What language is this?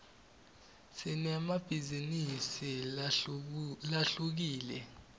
Swati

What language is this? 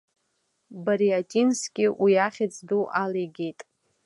Abkhazian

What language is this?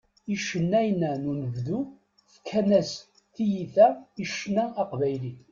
Kabyle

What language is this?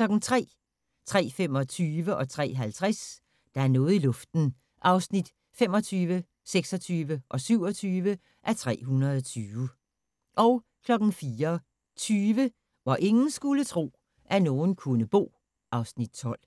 Danish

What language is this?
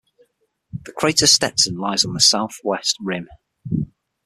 English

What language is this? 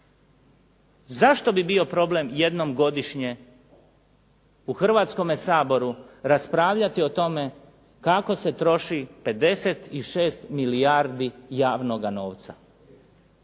Croatian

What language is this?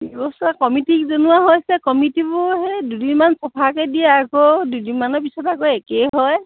Assamese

